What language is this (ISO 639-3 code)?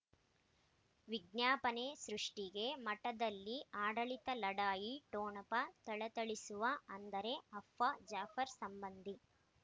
kan